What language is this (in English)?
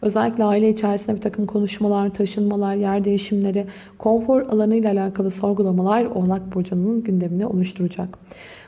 Turkish